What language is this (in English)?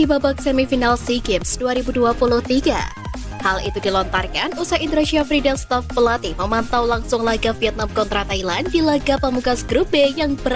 Indonesian